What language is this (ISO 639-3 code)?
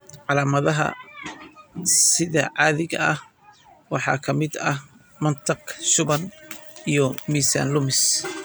som